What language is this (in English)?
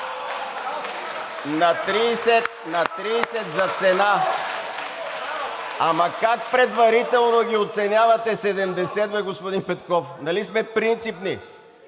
Bulgarian